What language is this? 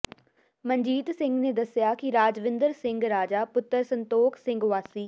Punjabi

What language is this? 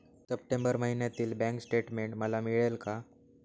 Marathi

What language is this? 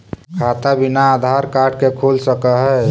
Magahi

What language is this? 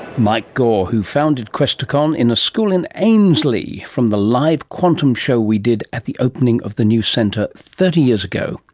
English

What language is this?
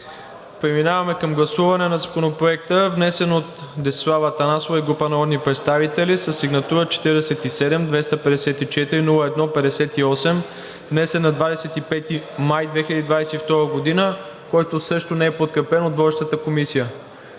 Bulgarian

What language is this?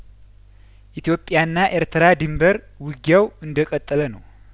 Amharic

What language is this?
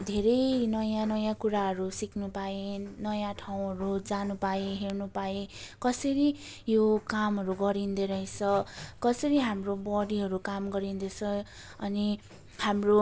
Nepali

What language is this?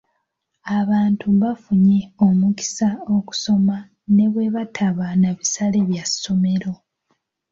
Ganda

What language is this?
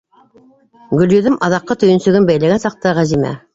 Bashkir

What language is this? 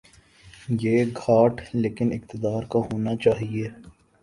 Urdu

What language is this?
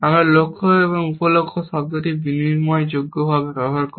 Bangla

